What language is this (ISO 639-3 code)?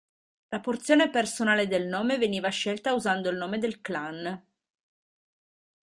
ita